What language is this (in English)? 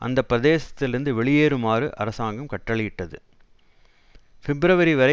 Tamil